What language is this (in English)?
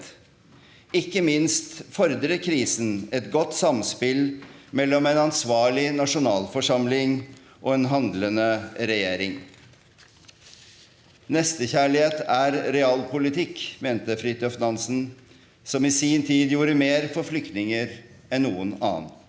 Norwegian